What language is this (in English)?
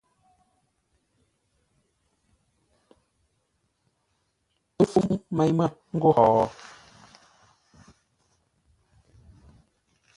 Ngombale